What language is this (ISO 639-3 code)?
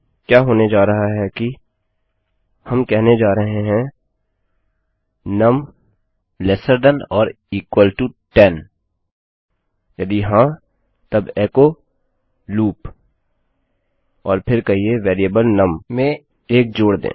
hin